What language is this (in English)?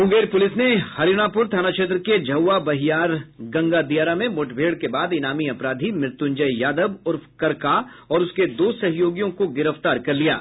Hindi